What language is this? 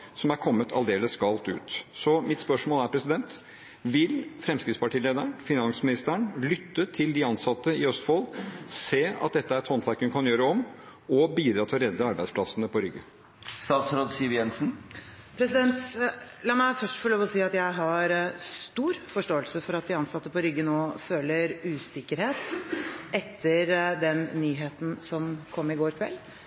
Norwegian Bokmål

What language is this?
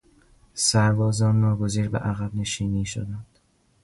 Persian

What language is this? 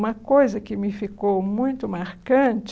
Portuguese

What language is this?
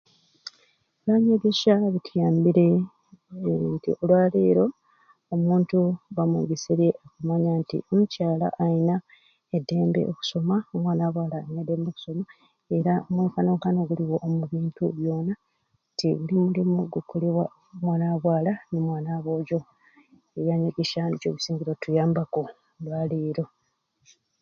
Ruuli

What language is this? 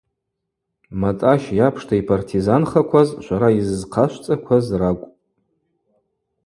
Abaza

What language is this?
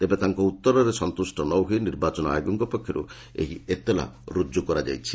Odia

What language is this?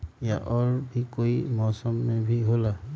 Magahi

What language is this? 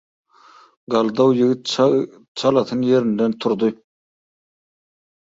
Turkmen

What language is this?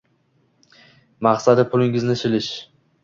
Uzbek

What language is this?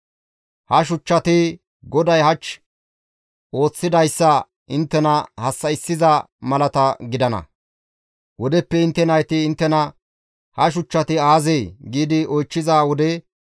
Gamo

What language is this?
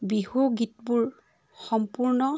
Assamese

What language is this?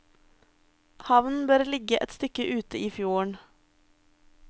Norwegian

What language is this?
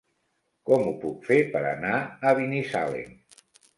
Catalan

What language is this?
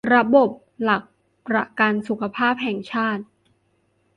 Thai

